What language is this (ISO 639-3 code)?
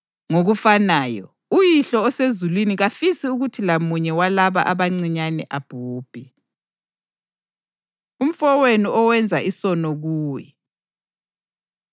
nde